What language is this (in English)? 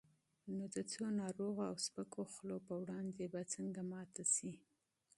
Pashto